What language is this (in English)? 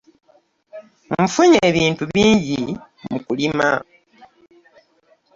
Ganda